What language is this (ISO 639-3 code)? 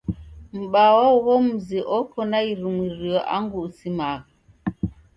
dav